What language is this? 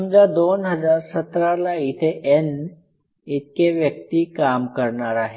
Marathi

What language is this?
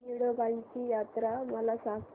Marathi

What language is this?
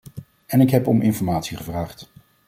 Dutch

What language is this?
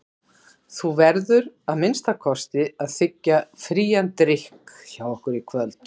Icelandic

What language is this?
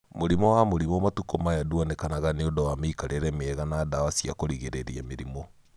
Kikuyu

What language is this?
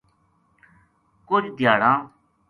Gujari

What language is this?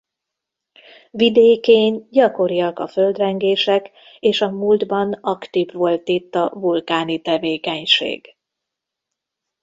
Hungarian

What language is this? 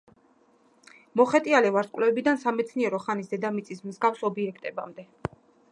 Georgian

